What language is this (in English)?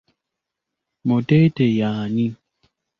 Ganda